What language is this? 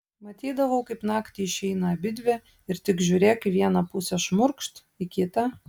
Lithuanian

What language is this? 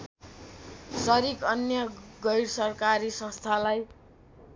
Nepali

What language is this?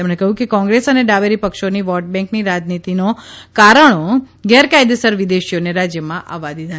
Gujarati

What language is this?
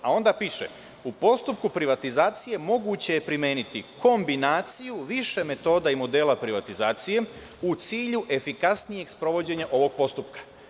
Serbian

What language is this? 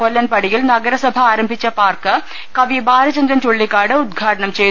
Malayalam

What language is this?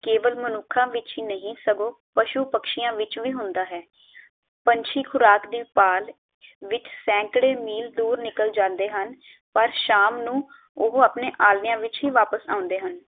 Punjabi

